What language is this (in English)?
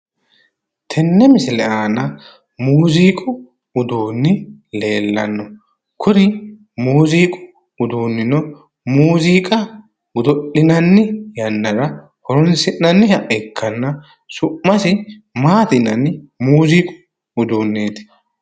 Sidamo